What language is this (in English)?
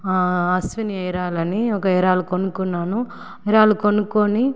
Telugu